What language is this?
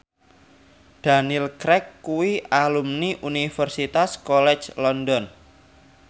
Javanese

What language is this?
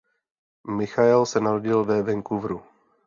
Czech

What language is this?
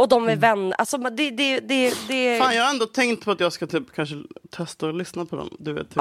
Swedish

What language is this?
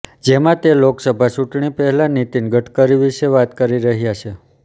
Gujarati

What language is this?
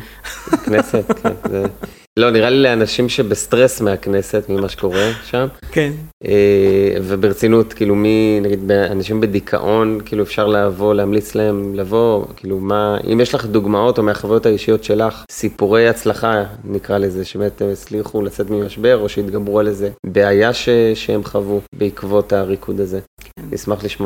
Hebrew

